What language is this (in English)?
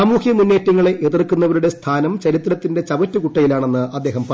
Malayalam